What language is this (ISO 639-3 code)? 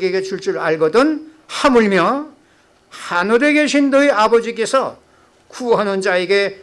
kor